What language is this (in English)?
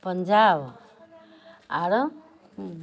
Maithili